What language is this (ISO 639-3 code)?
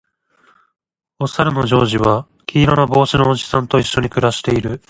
jpn